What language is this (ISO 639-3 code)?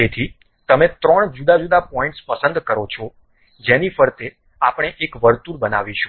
guj